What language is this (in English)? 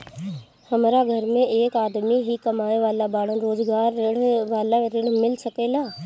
Bhojpuri